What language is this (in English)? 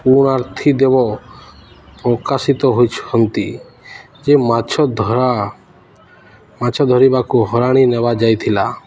Odia